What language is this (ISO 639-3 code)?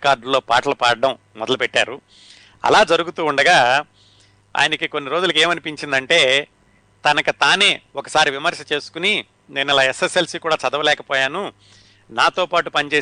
tel